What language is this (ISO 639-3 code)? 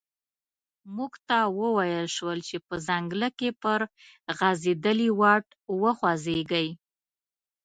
pus